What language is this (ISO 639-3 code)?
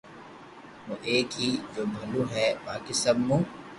lrk